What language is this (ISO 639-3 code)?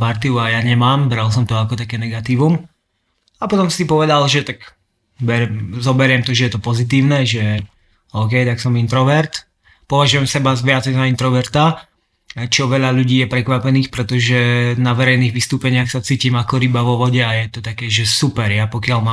slk